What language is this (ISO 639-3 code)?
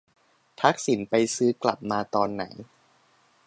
tha